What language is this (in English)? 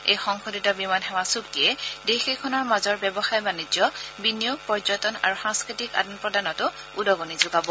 Assamese